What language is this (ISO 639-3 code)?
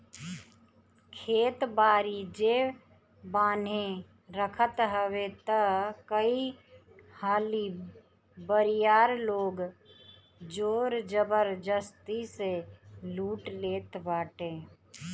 bho